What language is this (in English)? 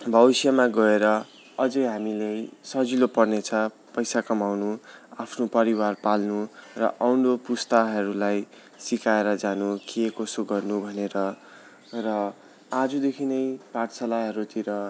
Nepali